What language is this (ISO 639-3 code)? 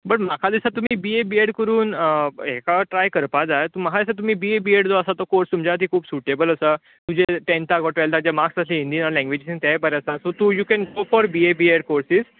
kok